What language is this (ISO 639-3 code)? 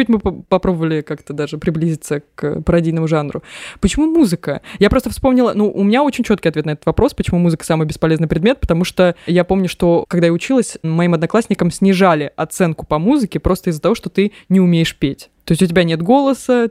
rus